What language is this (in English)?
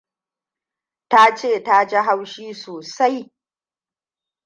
Hausa